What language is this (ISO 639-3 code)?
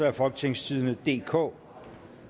dan